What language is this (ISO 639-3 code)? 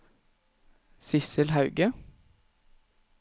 nor